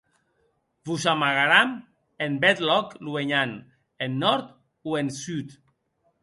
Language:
Occitan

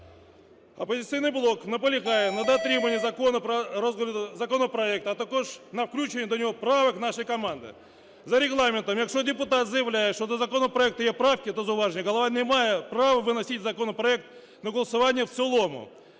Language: Ukrainian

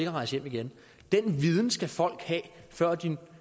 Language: Danish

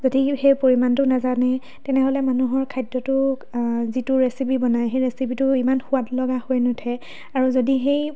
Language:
Assamese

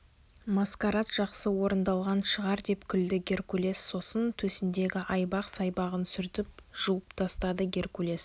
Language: Kazakh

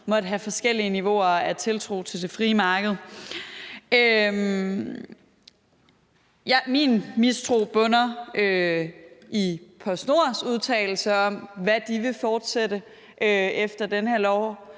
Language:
Danish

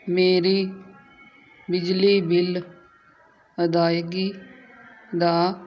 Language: Punjabi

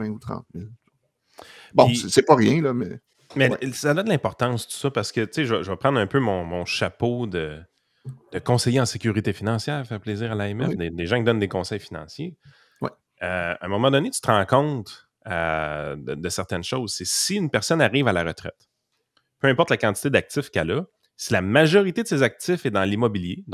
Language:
French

